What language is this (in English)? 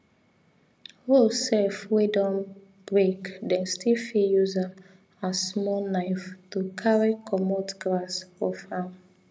Nigerian Pidgin